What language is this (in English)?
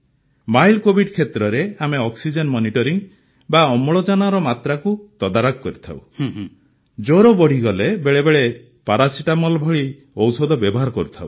Odia